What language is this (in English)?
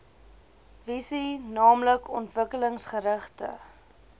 Afrikaans